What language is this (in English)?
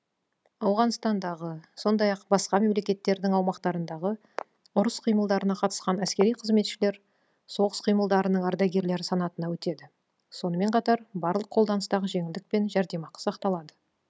Kazakh